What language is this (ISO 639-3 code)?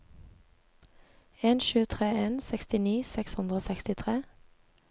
nor